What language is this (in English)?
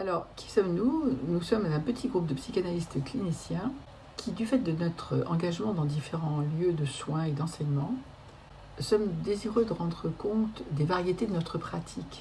French